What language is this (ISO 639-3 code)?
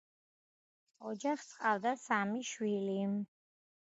kat